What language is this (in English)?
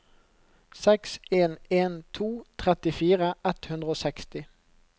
Norwegian